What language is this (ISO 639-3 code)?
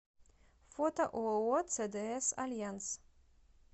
rus